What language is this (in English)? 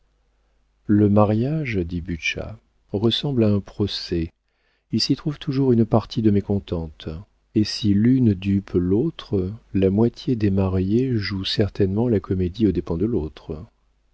French